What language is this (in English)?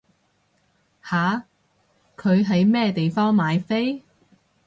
Cantonese